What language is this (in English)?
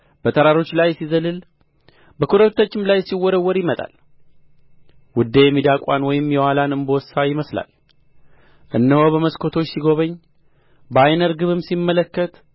Amharic